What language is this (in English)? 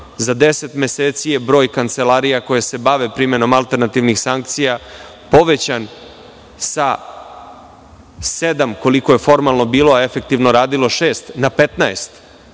Serbian